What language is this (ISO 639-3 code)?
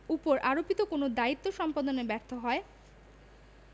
ben